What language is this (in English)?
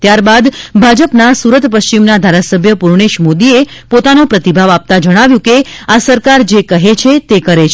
Gujarati